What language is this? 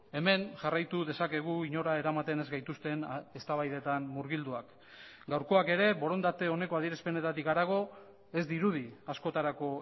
Basque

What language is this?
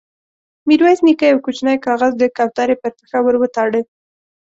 Pashto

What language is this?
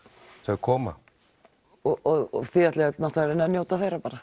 Icelandic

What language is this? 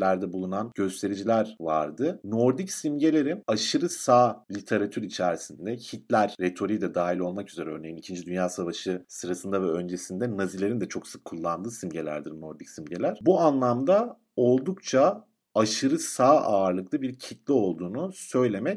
Turkish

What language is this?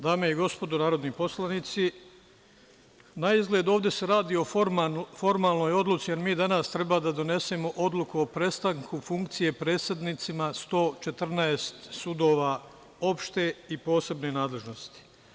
Serbian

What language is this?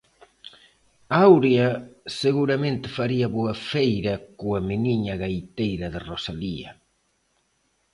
Galician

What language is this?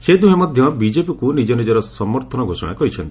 Odia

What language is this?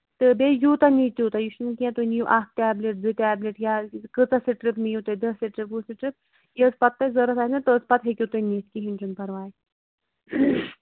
Kashmiri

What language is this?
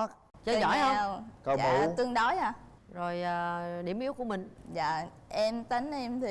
Vietnamese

